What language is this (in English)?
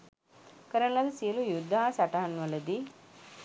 Sinhala